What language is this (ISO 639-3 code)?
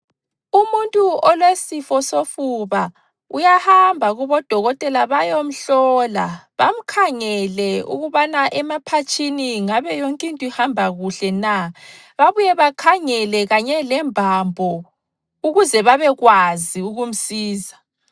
nde